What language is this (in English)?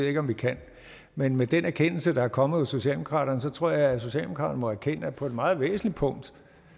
Danish